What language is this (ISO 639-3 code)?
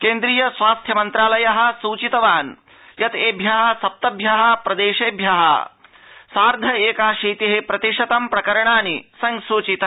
san